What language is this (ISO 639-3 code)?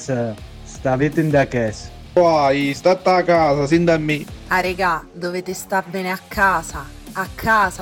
ita